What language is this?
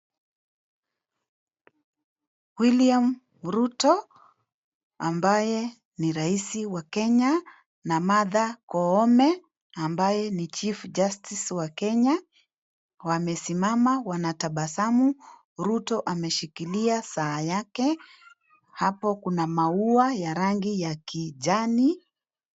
Swahili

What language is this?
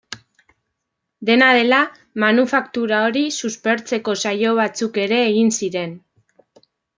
Basque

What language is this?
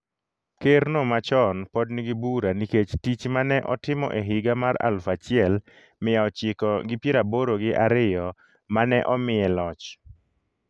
Luo (Kenya and Tanzania)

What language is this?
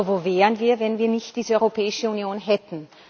German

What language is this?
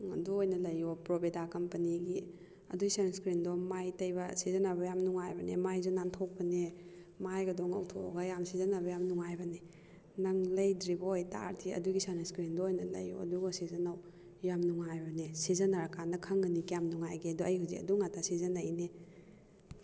Manipuri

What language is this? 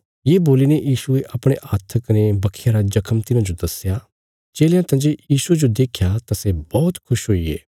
Bilaspuri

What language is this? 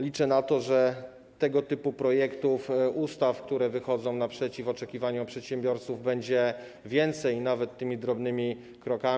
Polish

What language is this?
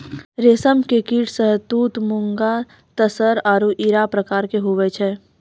Maithili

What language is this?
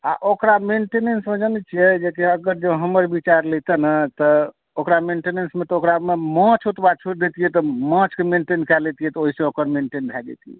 Maithili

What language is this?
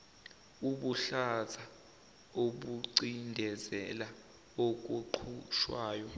Zulu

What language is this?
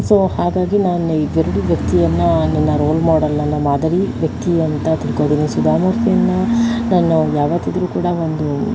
Kannada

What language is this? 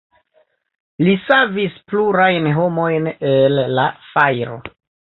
Esperanto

